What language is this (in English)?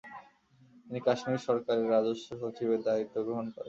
Bangla